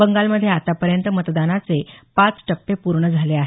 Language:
Marathi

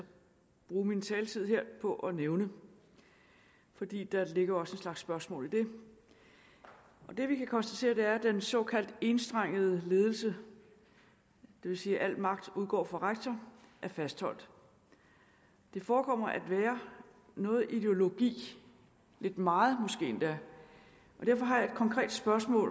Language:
Danish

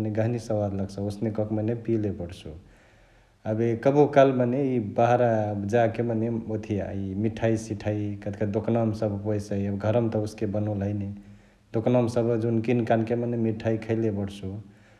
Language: Chitwania Tharu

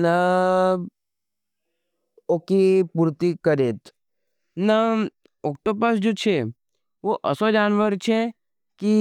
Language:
Nimadi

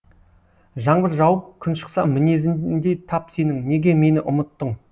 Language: Kazakh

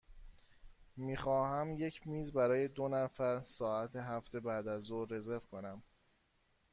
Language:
Persian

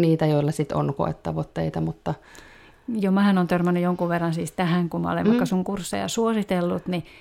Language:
Finnish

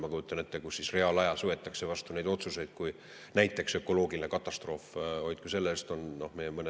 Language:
Estonian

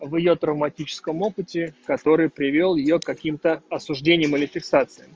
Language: Russian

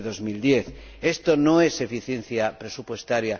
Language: Spanish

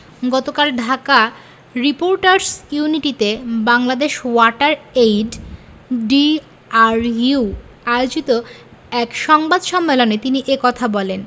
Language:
Bangla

